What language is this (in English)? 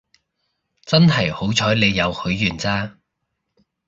Cantonese